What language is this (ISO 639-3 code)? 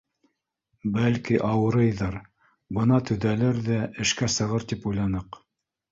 bak